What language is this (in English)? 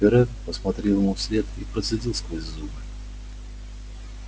Russian